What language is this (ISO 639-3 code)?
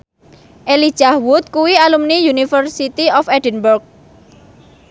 jav